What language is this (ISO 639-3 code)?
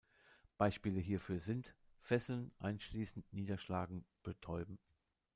deu